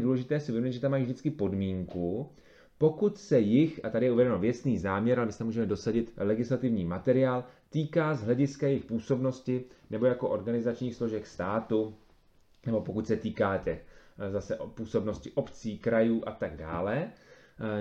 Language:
Czech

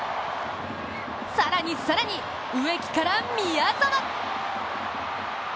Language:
Japanese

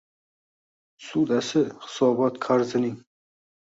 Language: Uzbek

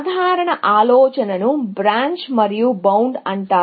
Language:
Telugu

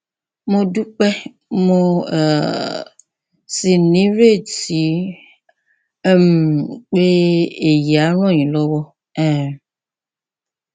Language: Yoruba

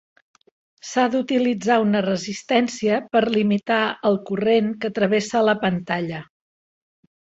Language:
Catalan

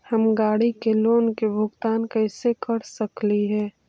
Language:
Magahi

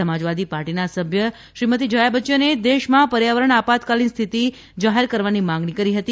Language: Gujarati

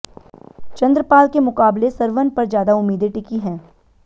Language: Hindi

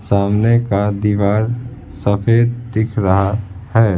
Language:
Hindi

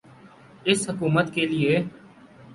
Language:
Urdu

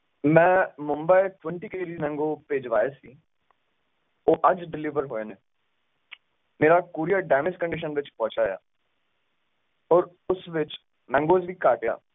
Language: Punjabi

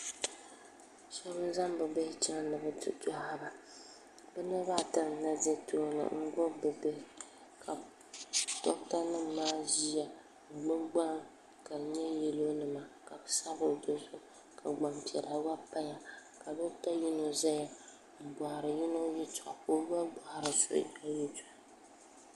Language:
Dagbani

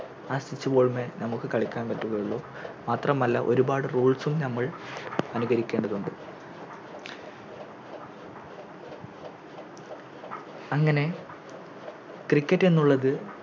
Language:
Malayalam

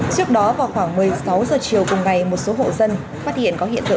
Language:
Vietnamese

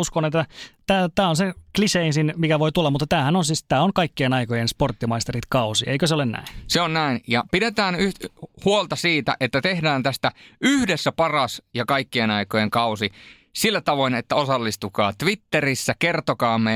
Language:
Finnish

